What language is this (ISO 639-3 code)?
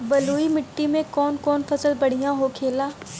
bho